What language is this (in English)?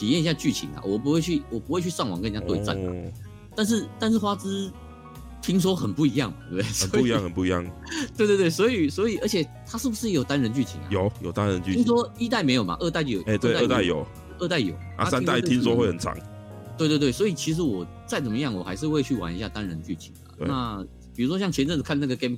Chinese